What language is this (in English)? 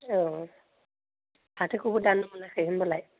Bodo